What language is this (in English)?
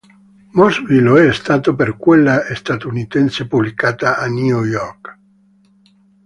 Italian